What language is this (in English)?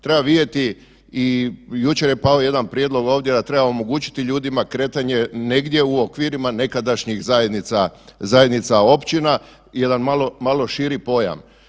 Croatian